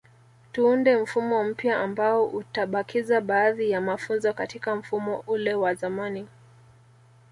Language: Swahili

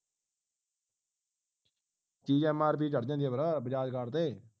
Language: Punjabi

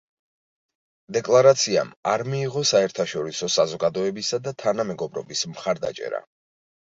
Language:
Georgian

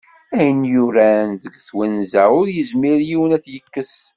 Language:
Kabyle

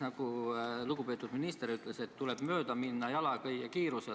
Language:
Estonian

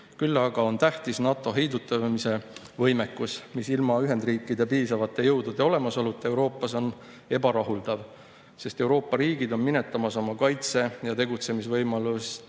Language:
Estonian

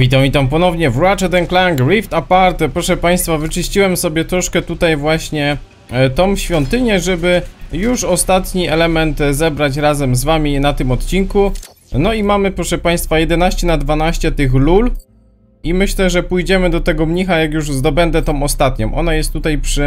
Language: Polish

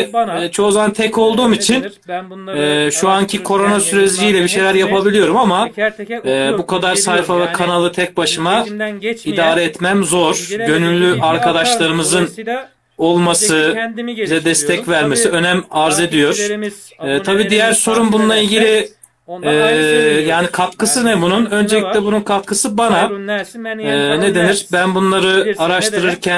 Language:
Turkish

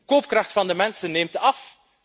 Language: Dutch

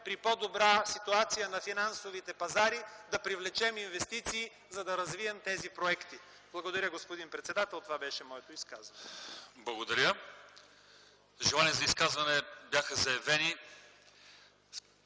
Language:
Bulgarian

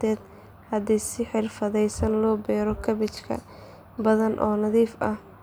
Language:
Somali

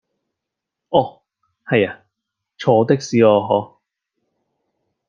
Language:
Cantonese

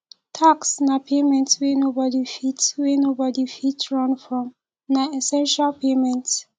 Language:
Nigerian Pidgin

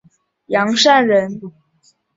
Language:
Chinese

